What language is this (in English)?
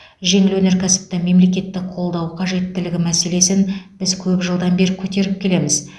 Kazakh